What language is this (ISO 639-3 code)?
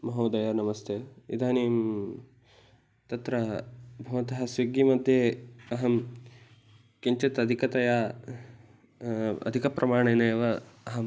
san